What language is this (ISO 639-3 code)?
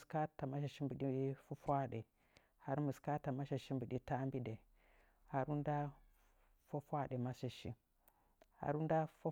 nja